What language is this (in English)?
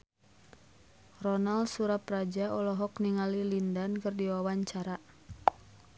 Sundanese